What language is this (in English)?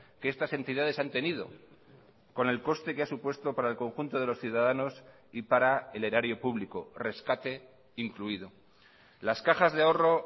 Spanish